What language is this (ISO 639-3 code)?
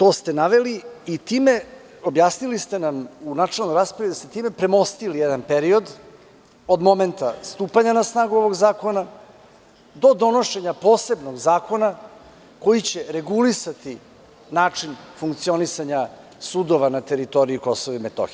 srp